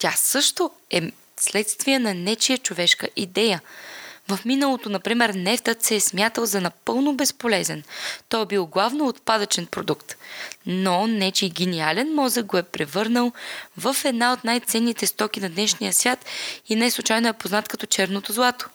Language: Bulgarian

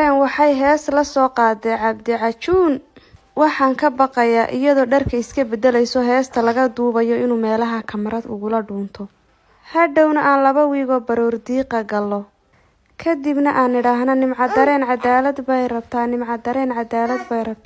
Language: Somali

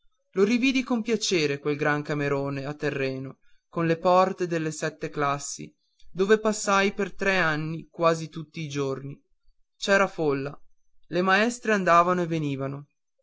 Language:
Italian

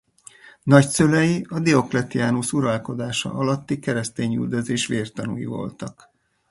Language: Hungarian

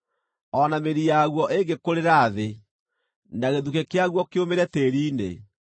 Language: Kikuyu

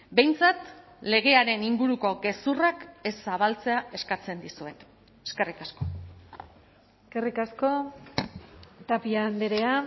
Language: Basque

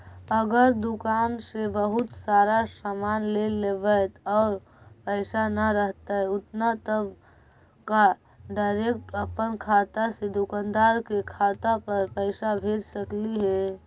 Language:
Magahi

